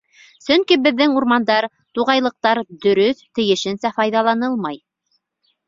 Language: Bashkir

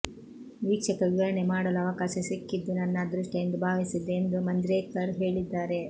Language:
Kannada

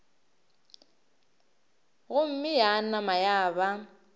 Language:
Northern Sotho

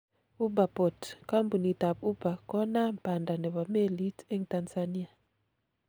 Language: Kalenjin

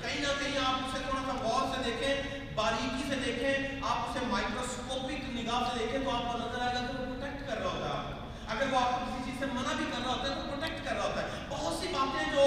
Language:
Urdu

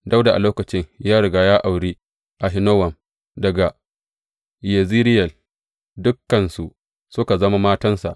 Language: Hausa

